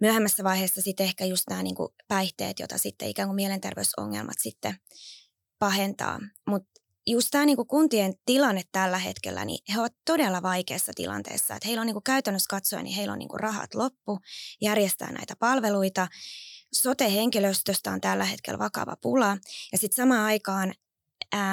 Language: Finnish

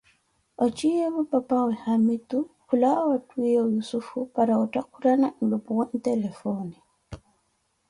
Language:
Koti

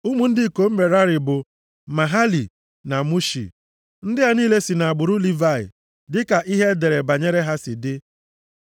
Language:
Igbo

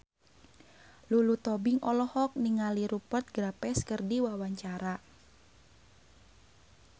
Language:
Sundanese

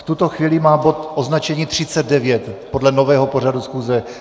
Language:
Czech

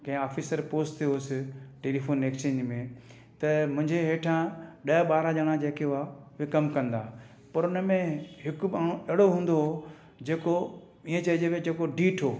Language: Sindhi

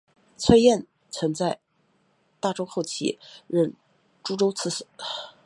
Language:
Chinese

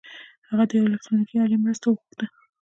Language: Pashto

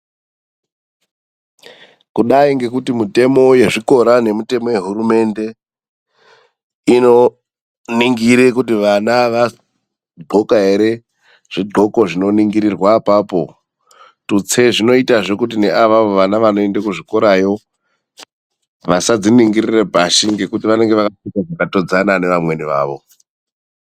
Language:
Ndau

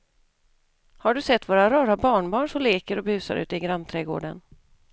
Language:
Swedish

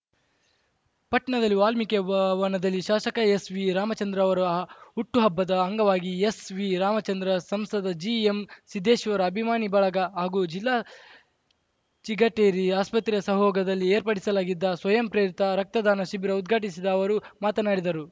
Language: Kannada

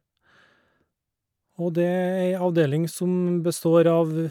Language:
Norwegian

